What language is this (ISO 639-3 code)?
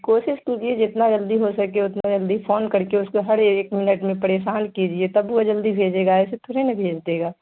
urd